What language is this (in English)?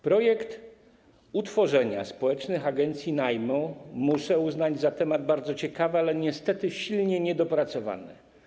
Polish